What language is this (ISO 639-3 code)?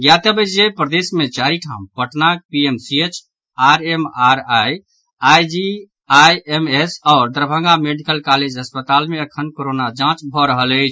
mai